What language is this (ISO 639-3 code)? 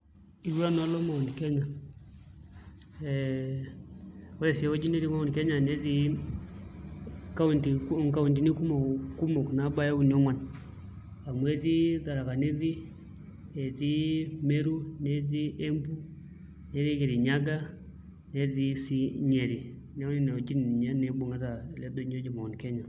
mas